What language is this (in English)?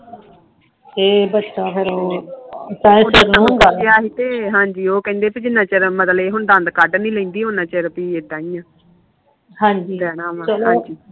Punjabi